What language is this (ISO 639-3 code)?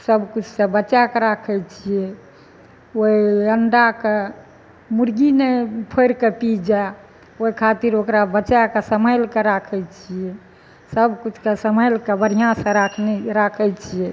mai